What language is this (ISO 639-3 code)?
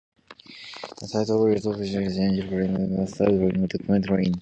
eng